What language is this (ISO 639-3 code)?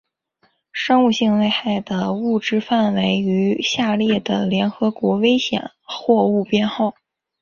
zho